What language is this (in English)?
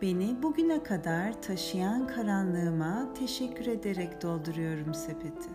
Turkish